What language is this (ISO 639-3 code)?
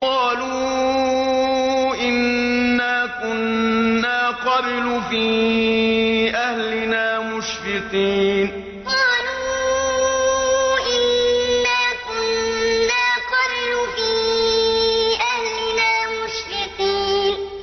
ara